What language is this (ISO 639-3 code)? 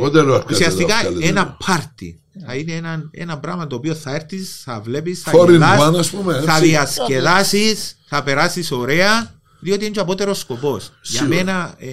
ell